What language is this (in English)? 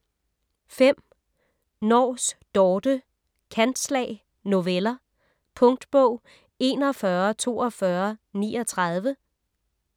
Danish